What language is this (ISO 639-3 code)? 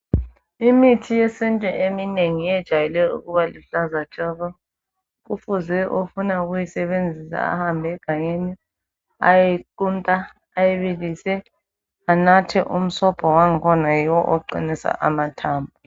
nde